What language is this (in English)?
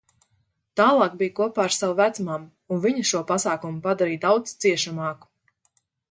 Latvian